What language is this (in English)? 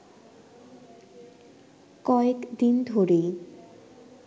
Bangla